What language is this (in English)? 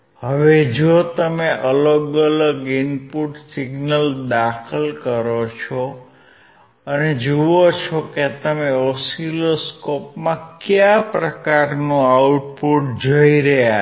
Gujarati